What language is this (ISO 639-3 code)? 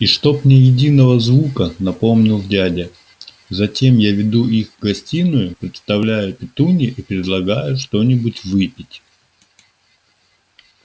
rus